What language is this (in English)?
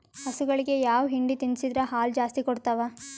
Kannada